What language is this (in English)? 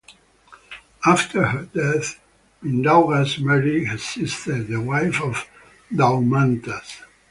English